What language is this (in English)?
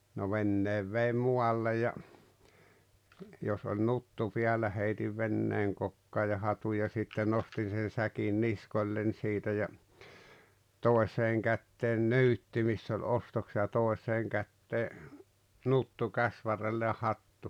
Finnish